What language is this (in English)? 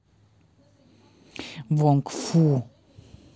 Russian